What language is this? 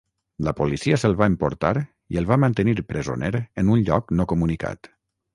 Catalan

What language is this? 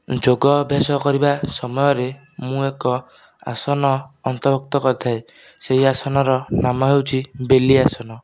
Odia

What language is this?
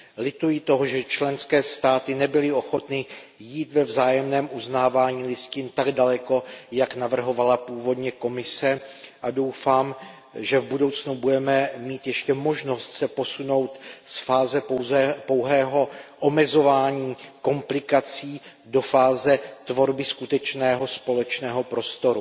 Czech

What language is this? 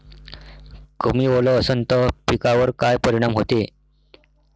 Marathi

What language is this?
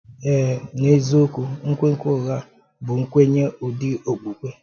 Igbo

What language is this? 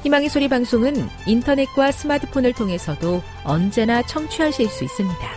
Korean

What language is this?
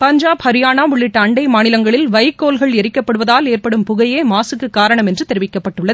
Tamil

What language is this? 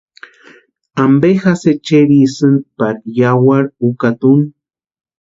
Western Highland Purepecha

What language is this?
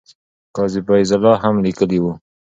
Pashto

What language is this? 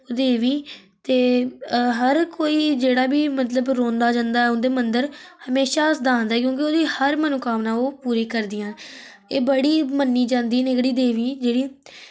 Dogri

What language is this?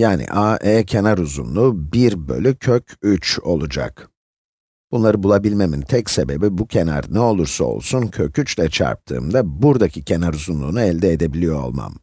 Turkish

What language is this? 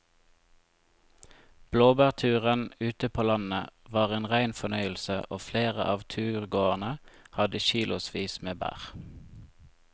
Norwegian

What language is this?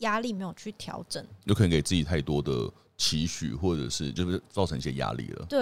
Chinese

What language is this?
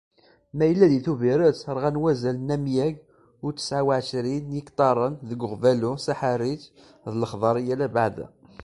Kabyle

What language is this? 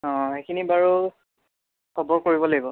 Assamese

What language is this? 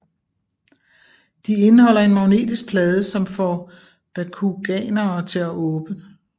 Danish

